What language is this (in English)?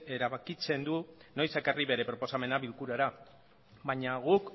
Basque